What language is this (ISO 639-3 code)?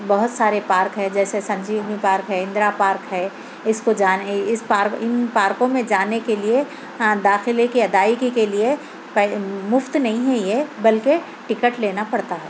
urd